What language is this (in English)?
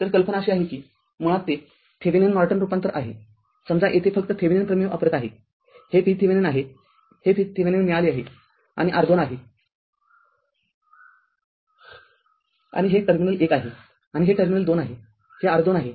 Marathi